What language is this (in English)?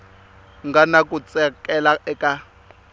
Tsonga